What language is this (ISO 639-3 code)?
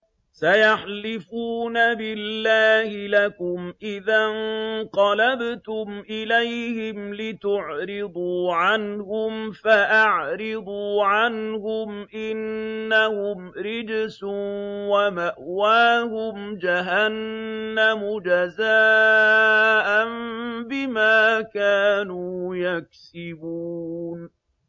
ara